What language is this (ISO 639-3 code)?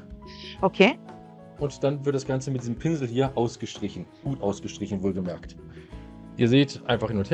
deu